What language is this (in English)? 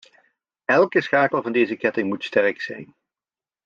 Dutch